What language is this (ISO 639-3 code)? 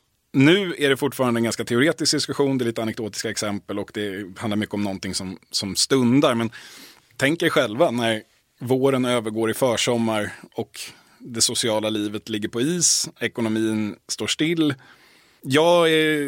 swe